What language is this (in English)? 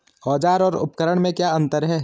Hindi